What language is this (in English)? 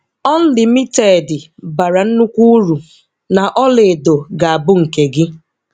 Igbo